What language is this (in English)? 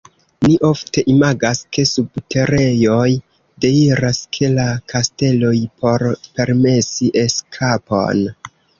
Esperanto